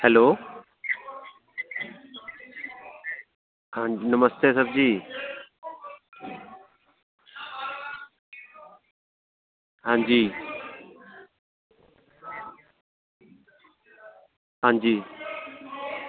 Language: Dogri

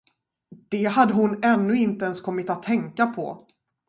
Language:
Swedish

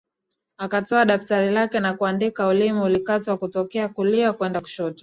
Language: Swahili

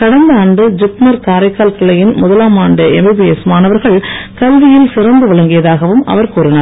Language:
Tamil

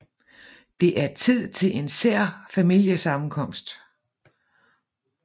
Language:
Danish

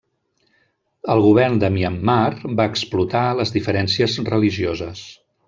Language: Catalan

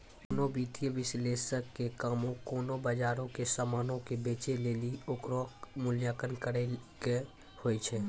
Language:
Maithili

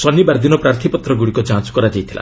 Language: Odia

